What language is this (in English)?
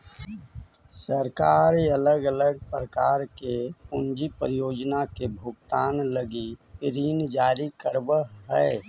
Magahi